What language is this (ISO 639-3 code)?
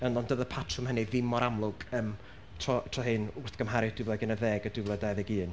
cym